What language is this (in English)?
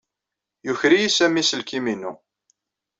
Kabyle